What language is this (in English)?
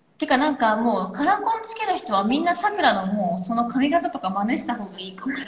Japanese